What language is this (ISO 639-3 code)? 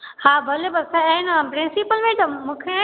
snd